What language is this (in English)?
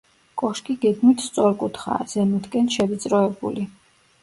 Georgian